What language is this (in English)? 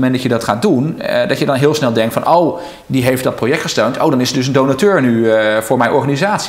Dutch